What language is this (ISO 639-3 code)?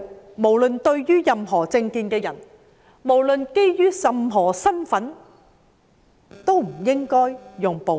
yue